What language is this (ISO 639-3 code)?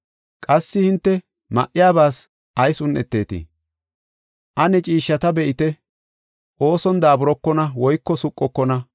gof